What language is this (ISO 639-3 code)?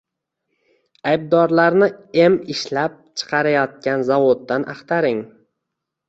uzb